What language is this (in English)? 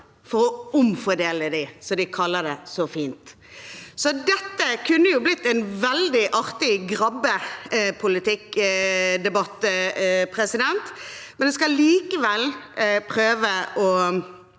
Norwegian